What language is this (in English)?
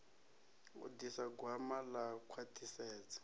Venda